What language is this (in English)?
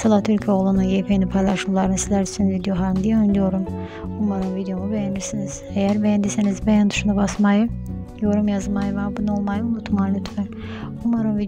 Turkish